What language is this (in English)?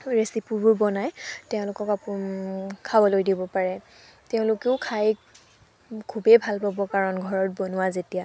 Assamese